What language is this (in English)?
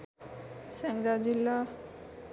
Nepali